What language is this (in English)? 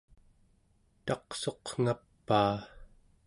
Central Yupik